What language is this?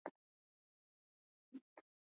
Swahili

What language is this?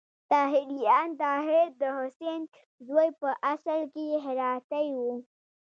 Pashto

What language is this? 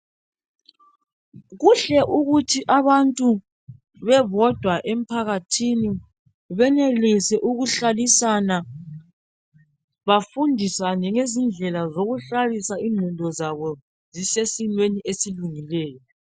North Ndebele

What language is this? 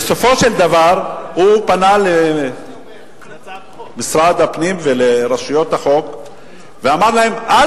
Hebrew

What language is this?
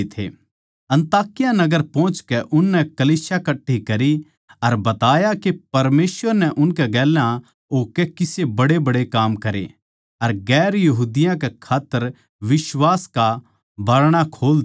Haryanvi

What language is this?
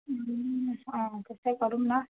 Nepali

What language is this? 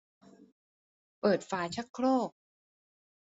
Thai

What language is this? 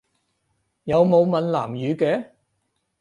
Cantonese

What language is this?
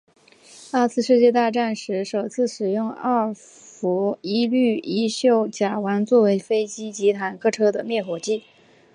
Chinese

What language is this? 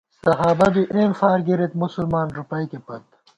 Gawar-Bati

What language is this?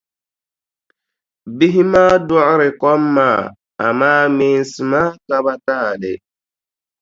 Dagbani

